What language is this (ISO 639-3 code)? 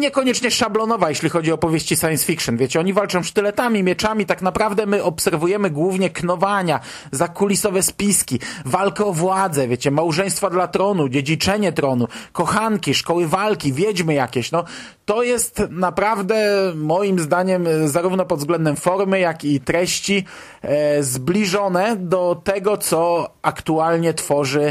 pol